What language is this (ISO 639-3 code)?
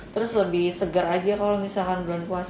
ind